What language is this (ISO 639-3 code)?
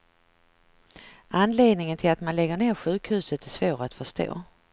swe